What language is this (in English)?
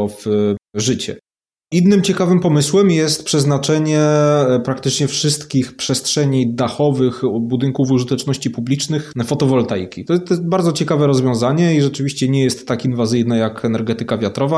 Polish